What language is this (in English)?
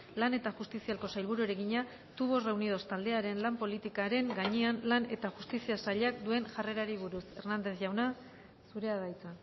Basque